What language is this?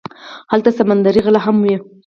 Pashto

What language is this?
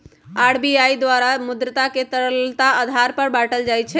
Magahi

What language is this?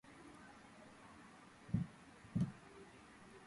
Georgian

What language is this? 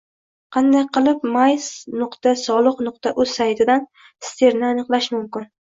Uzbek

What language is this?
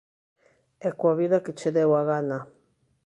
Galician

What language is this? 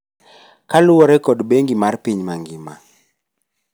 Luo (Kenya and Tanzania)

